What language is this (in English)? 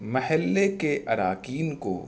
Urdu